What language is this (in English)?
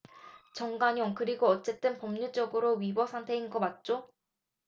Korean